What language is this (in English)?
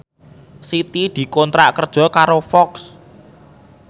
Javanese